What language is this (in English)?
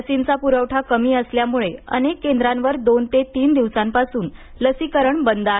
Marathi